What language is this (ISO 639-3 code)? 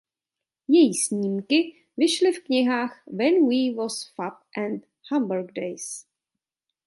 ces